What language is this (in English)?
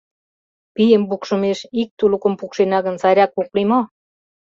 Mari